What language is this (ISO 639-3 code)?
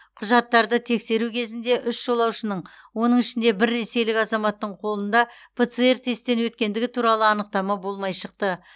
kaz